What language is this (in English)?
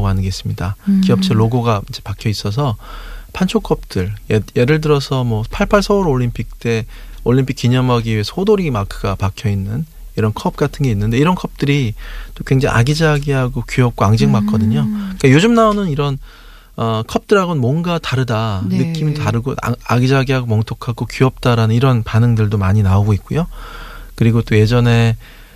Korean